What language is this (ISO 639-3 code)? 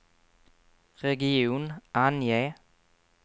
swe